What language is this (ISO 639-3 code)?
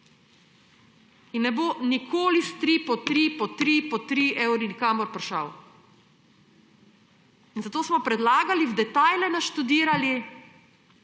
slv